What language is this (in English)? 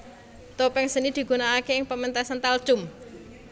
Javanese